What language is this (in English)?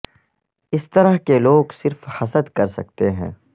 Urdu